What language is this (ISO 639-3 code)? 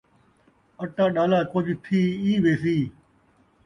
skr